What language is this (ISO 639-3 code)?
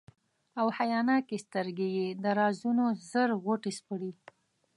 pus